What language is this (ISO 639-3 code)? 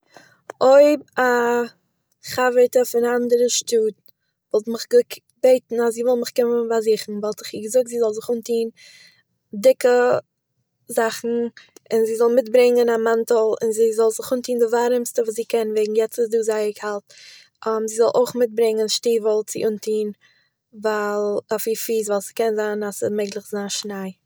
yid